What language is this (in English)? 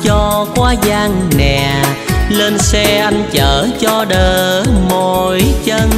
Vietnamese